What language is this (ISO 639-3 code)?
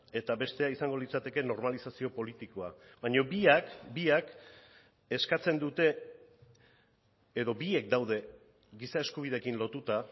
eus